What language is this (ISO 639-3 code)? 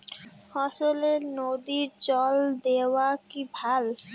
ben